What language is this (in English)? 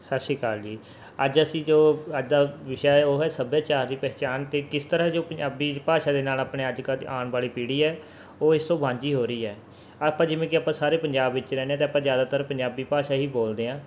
Punjabi